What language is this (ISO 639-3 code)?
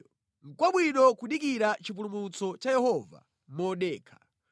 nya